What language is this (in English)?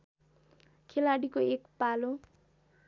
Nepali